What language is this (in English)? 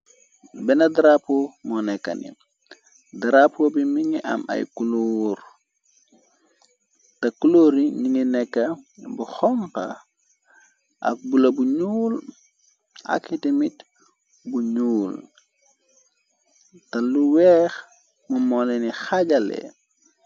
Wolof